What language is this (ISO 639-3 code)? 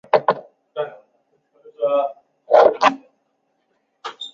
zho